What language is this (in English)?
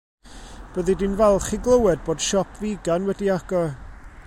Welsh